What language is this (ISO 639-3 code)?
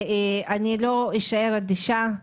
heb